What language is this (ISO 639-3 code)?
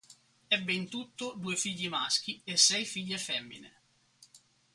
ita